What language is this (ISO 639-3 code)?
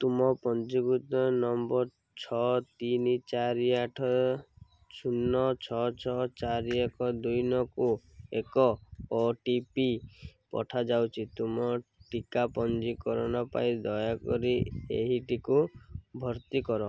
ori